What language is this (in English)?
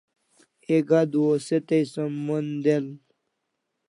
Kalasha